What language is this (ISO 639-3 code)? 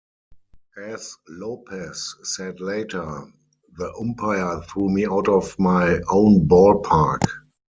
eng